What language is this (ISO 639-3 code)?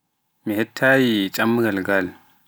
fuf